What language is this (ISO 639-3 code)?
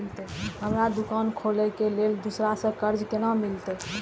mai